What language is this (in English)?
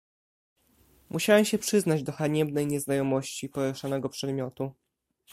Polish